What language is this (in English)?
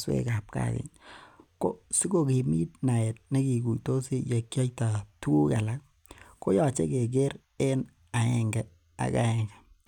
Kalenjin